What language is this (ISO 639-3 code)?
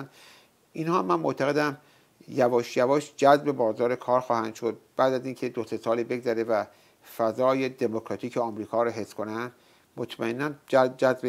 fas